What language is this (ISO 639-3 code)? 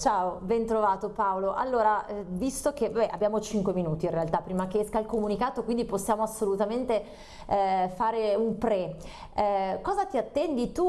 ita